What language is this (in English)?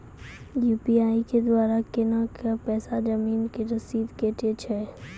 Maithili